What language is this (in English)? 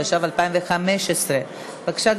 Hebrew